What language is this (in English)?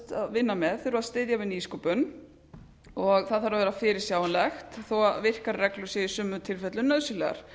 Icelandic